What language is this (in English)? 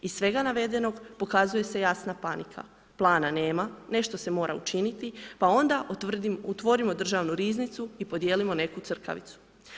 Croatian